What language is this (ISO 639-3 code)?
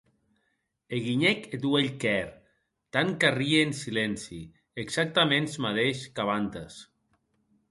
oci